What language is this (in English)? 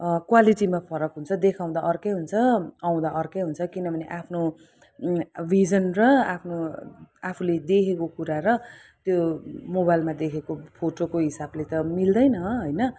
Nepali